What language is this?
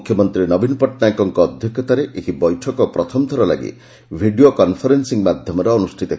Odia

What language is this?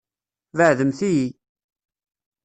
Kabyle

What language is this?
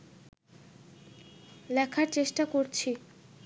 Bangla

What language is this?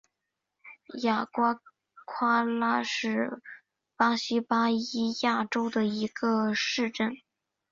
Chinese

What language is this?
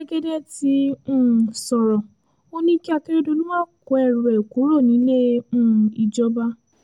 Yoruba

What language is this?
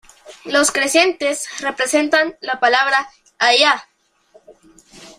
Spanish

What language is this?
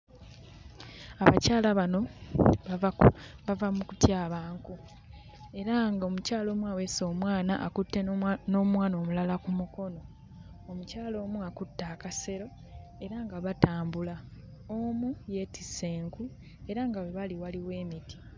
Ganda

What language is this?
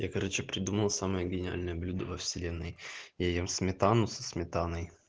Russian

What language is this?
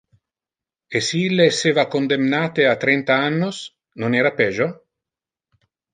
Interlingua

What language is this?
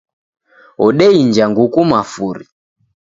Taita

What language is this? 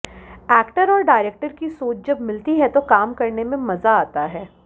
Hindi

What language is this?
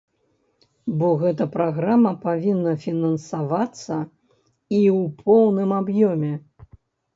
Belarusian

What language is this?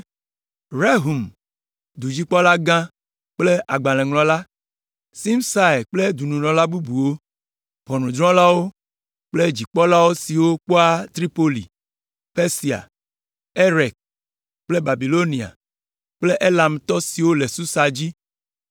Ewe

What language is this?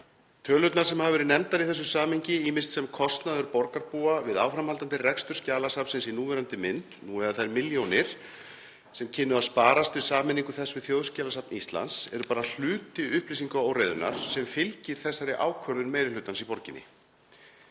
Icelandic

